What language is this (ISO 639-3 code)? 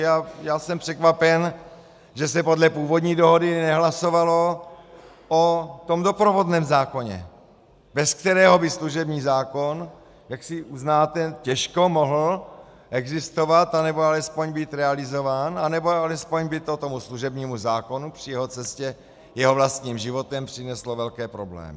ces